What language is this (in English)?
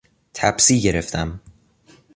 Persian